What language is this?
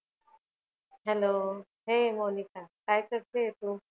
Marathi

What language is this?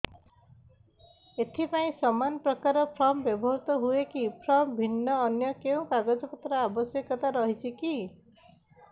Odia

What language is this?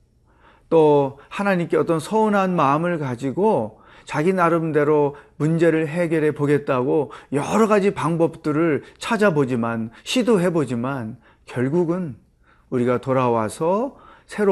Korean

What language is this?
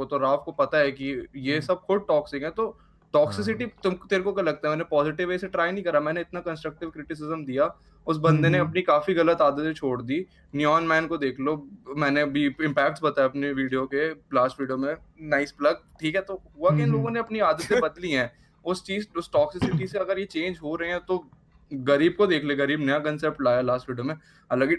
Hindi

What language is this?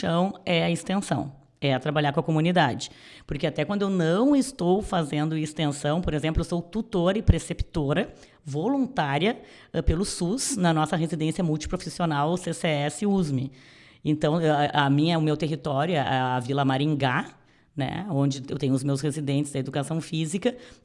Portuguese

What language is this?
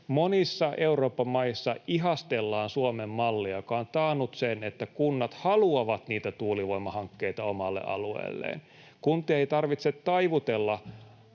Finnish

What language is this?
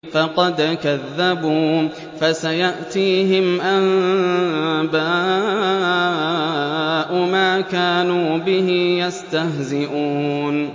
Arabic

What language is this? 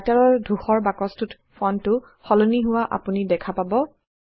Assamese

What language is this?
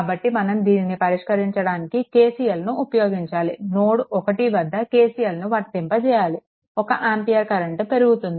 Telugu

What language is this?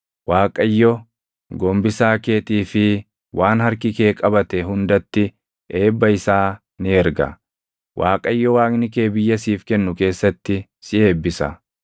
Oromo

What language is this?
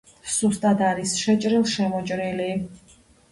Georgian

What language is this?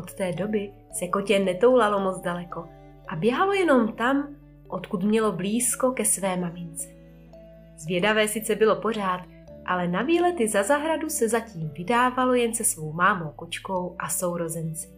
Czech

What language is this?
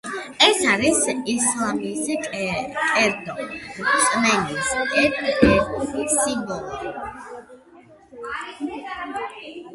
Georgian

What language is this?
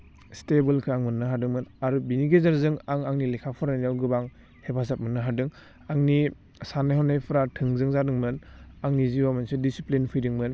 Bodo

